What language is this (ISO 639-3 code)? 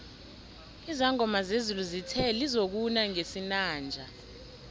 nbl